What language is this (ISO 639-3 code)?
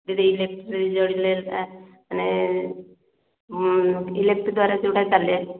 ori